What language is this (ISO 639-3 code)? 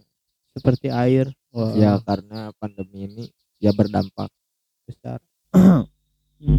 ind